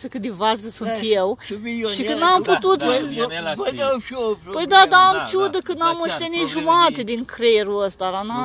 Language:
Romanian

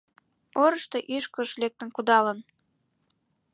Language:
Mari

